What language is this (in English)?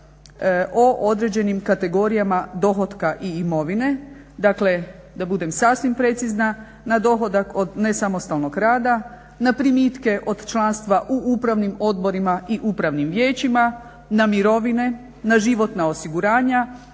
Croatian